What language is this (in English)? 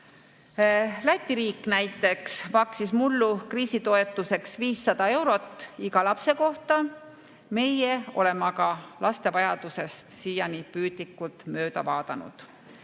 Estonian